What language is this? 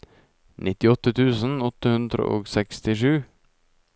Norwegian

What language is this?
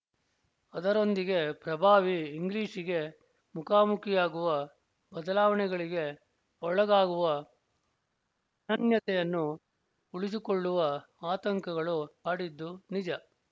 Kannada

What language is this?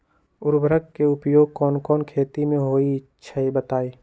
Magahi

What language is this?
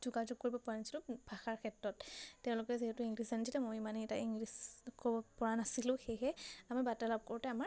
Assamese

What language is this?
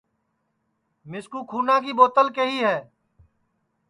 Sansi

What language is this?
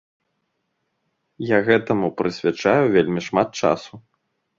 Belarusian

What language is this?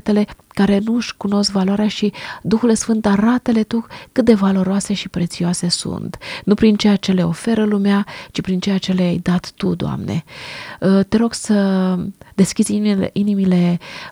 Romanian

